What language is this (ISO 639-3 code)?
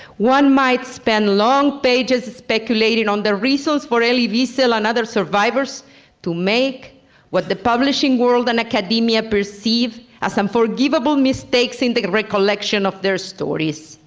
eng